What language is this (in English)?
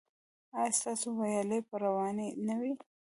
Pashto